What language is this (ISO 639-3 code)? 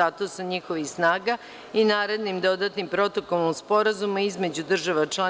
srp